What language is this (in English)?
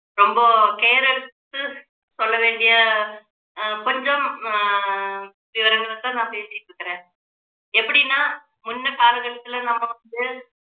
Tamil